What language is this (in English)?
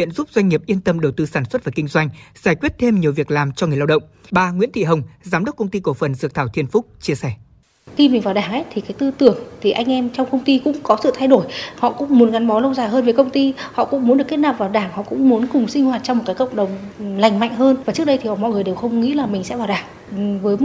Vietnamese